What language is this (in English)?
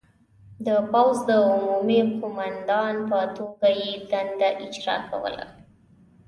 Pashto